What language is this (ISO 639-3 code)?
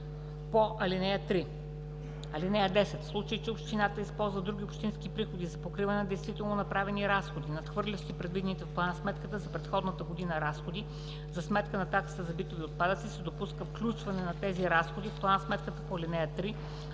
bul